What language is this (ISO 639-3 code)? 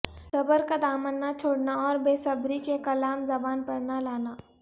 urd